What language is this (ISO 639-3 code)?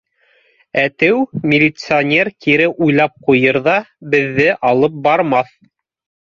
bak